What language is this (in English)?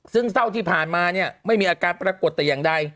Thai